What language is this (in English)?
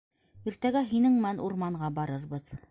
Bashkir